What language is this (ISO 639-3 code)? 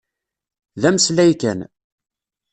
kab